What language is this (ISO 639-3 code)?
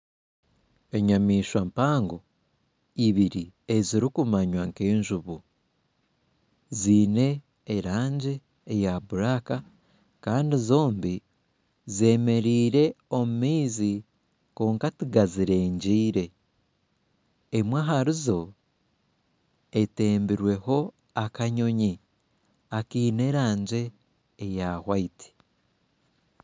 nyn